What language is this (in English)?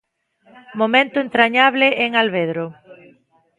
Galician